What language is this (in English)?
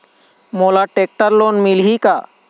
Chhattisgarhi